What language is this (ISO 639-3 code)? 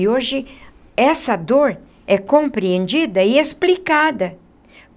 por